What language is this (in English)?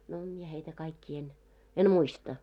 Finnish